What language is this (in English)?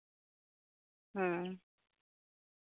Santali